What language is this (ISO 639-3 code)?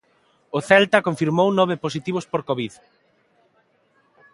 glg